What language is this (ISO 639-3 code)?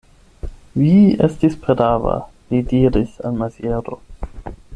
epo